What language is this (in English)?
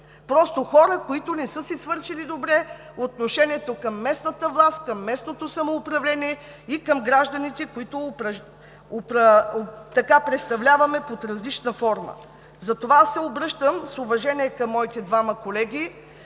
Bulgarian